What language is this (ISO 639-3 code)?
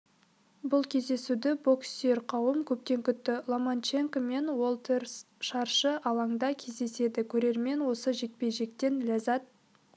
kaz